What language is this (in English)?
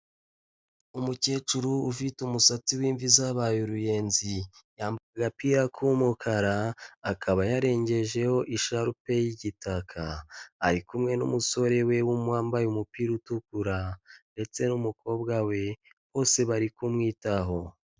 Kinyarwanda